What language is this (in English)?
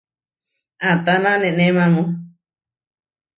Huarijio